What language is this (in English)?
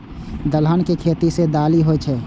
Maithili